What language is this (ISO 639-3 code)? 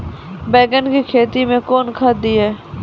mai